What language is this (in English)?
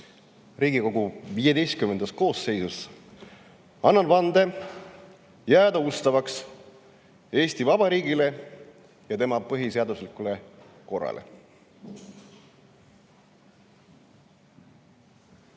Estonian